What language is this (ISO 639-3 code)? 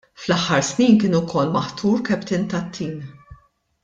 mlt